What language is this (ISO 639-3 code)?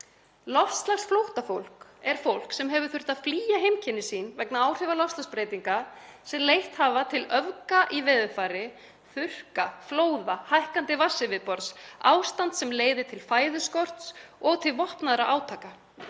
isl